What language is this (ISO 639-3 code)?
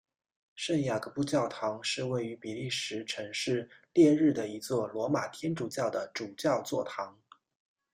zho